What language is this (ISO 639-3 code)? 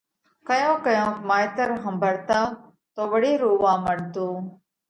kvx